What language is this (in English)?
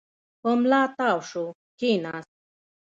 Pashto